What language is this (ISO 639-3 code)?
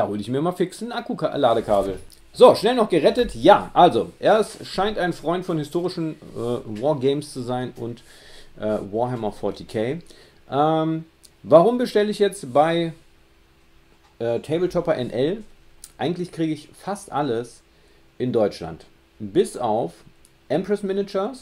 deu